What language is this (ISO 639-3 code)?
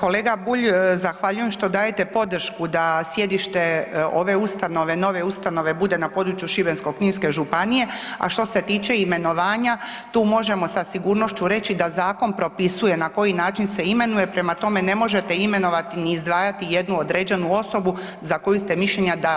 hrv